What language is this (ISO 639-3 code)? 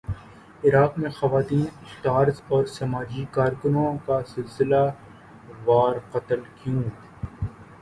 urd